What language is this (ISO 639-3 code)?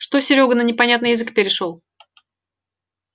rus